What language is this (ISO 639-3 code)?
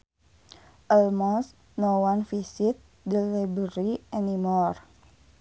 sun